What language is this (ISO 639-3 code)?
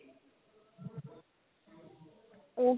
pan